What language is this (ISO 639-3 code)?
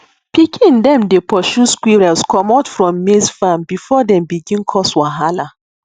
pcm